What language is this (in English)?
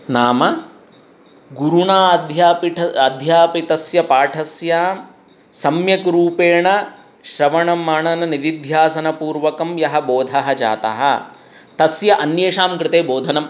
Sanskrit